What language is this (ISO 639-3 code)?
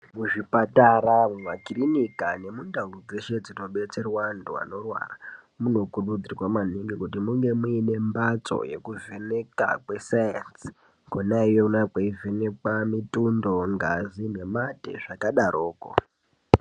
ndc